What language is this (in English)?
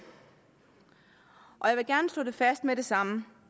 Danish